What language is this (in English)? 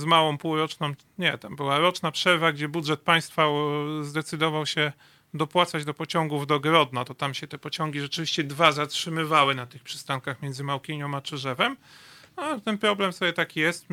Polish